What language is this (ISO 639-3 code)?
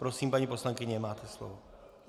ces